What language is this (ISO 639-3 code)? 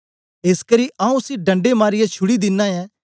doi